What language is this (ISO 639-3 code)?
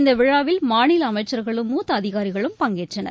tam